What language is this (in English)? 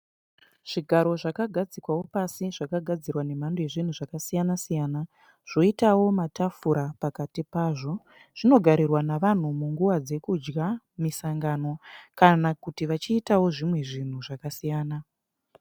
Shona